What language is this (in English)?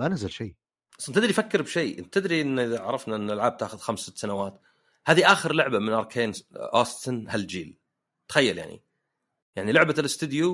Arabic